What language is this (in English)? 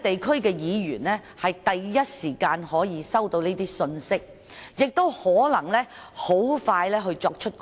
Cantonese